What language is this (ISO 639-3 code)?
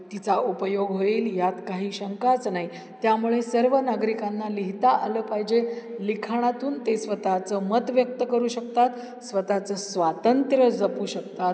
mar